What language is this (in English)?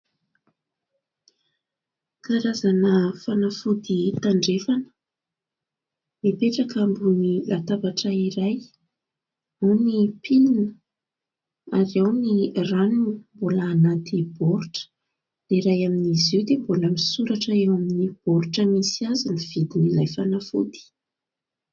Malagasy